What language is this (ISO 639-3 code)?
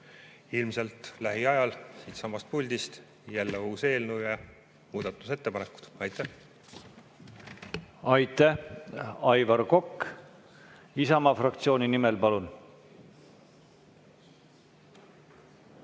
est